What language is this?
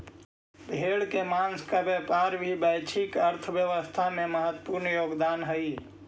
Magahi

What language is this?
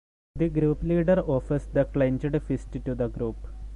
English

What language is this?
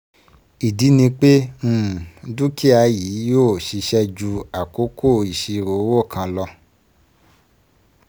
Yoruba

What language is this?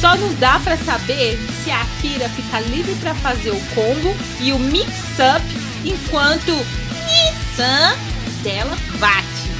Portuguese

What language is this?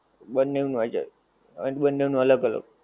Gujarati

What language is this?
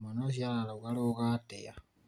Kikuyu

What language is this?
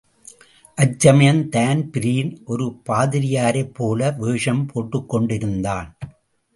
Tamil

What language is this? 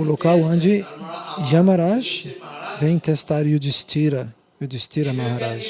Portuguese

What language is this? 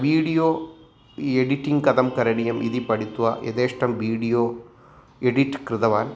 Sanskrit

